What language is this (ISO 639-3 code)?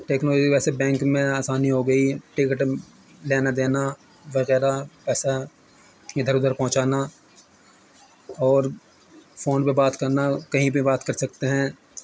urd